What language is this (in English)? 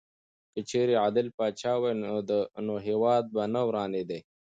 Pashto